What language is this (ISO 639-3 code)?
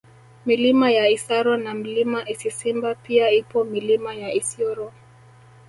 swa